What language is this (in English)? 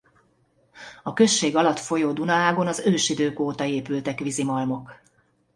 Hungarian